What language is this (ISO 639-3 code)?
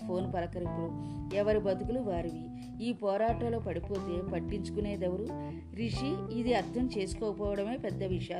tel